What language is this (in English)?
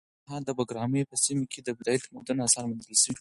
Pashto